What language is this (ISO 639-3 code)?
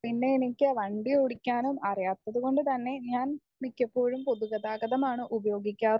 mal